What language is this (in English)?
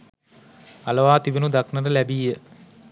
Sinhala